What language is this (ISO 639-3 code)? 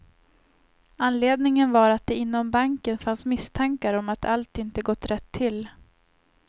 swe